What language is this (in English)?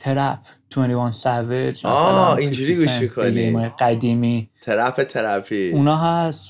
Persian